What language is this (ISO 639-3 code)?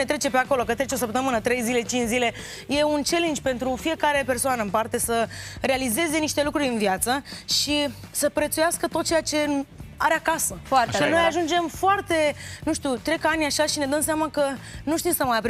ron